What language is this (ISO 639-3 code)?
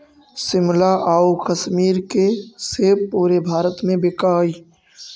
mag